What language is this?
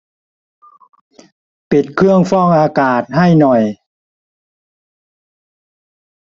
Thai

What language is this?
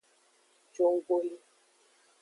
Aja (Benin)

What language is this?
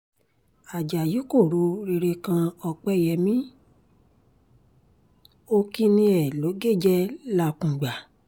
Yoruba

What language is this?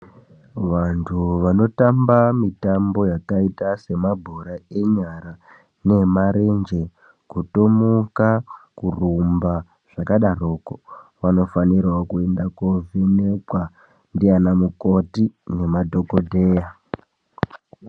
Ndau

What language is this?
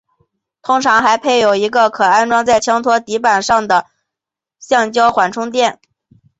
Chinese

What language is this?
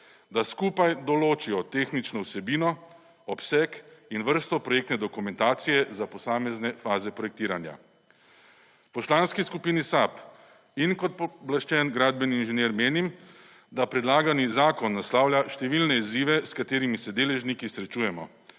Slovenian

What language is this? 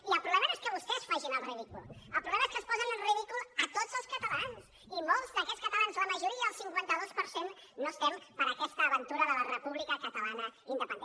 Catalan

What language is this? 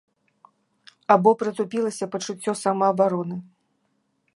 Belarusian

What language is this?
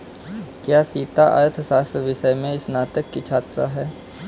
Hindi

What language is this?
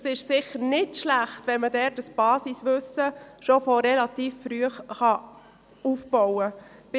Swiss German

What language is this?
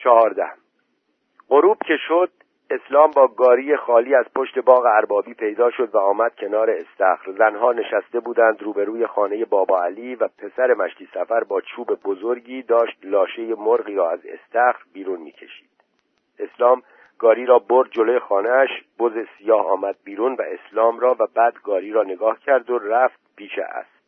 Persian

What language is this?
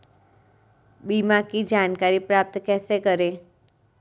Hindi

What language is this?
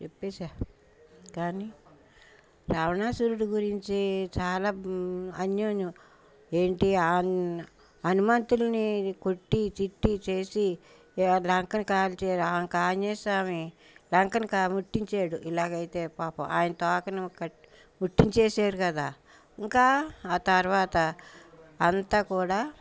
Telugu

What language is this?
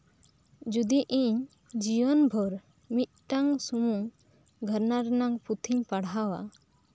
Santali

